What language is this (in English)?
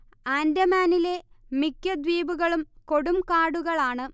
Malayalam